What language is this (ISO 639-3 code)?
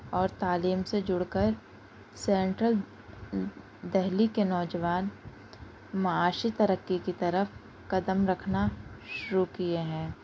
urd